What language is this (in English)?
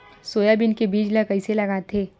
Chhattisgarhi